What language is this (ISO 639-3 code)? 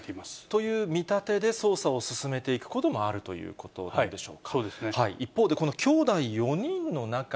jpn